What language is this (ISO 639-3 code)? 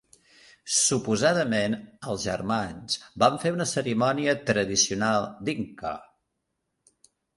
cat